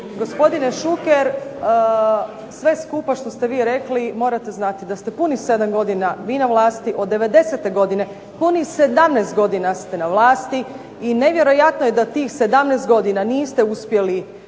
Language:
Croatian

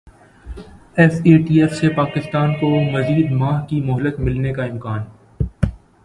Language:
Urdu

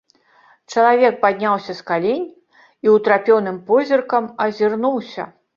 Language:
Belarusian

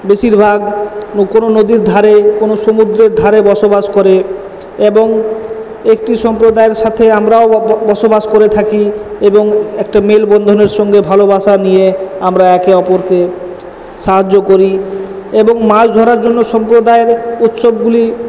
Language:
Bangla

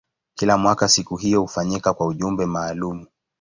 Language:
Swahili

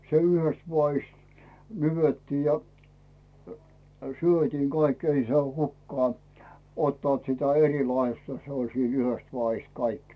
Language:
Finnish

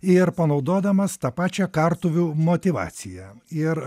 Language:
Lithuanian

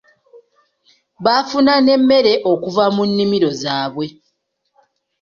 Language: Ganda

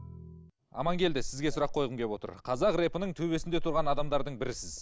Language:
Kazakh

